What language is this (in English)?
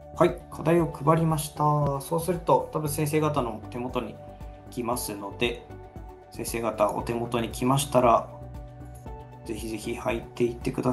Japanese